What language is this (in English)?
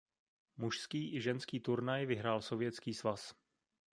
Czech